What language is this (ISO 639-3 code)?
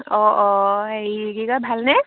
asm